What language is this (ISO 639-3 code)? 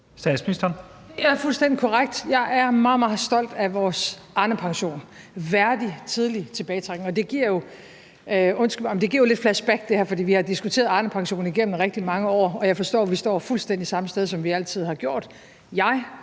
dan